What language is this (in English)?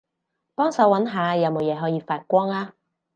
Cantonese